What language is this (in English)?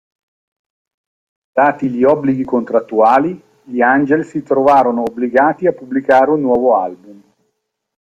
Italian